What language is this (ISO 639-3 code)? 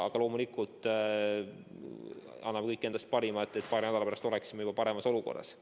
est